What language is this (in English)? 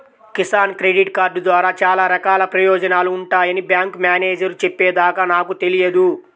Telugu